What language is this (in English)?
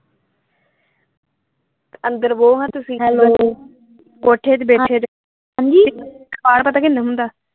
Punjabi